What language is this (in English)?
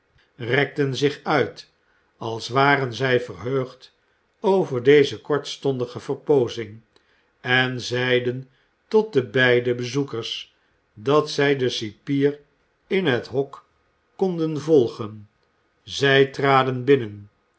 Dutch